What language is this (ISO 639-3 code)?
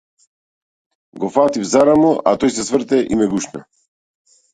mkd